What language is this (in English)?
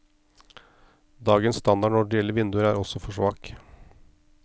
Norwegian